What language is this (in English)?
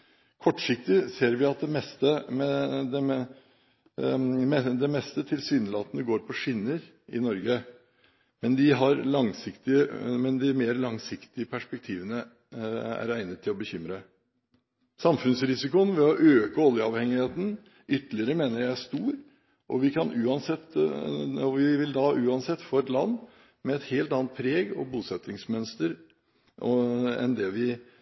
Norwegian Bokmål